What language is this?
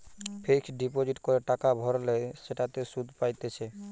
Bangla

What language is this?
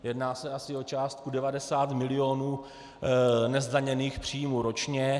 Czech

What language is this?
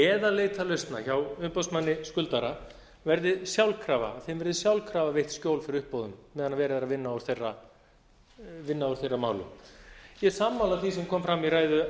Icelandic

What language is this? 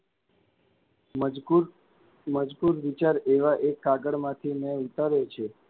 Gujarati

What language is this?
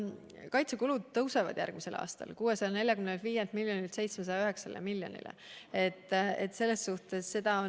Estonian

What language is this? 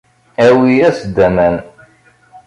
Kabyle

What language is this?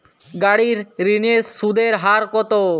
Bangla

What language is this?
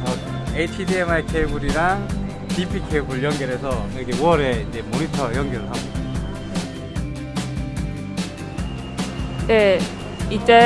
Korean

